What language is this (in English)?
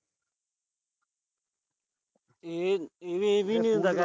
Punjabi